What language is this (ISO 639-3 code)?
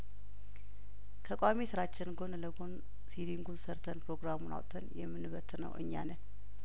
amh